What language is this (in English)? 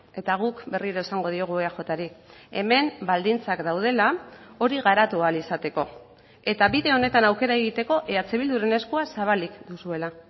Basque